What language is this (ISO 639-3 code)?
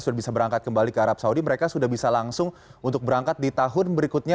ind